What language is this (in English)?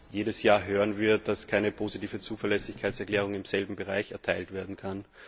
German